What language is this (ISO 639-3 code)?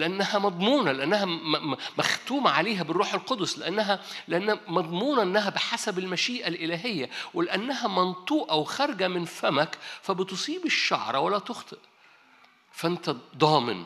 ara